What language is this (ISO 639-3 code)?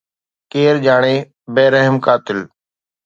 snd